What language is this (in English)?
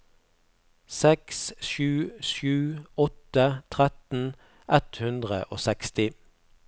Norwegian